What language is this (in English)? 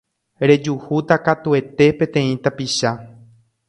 Guarani